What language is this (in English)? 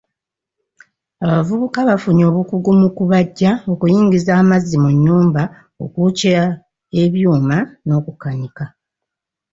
Ganda